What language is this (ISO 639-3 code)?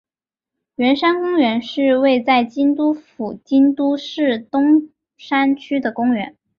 zho